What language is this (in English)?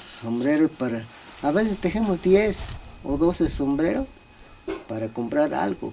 Spanish